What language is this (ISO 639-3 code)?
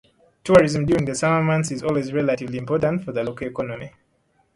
eng